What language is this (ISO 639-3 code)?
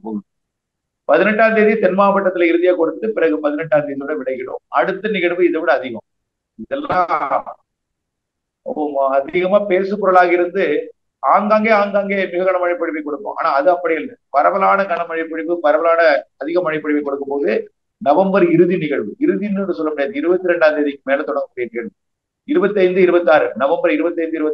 tam